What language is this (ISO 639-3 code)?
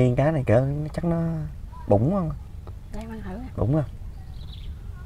vie